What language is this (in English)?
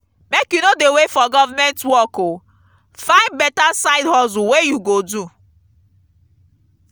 Nigerian Pidgin